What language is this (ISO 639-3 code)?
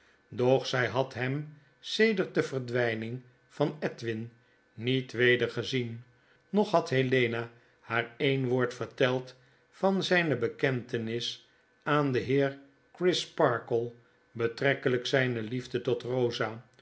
nld